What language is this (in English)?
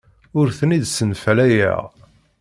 Kabyle